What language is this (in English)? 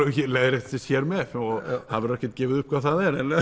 Icelandic